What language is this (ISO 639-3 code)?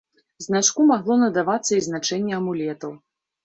bel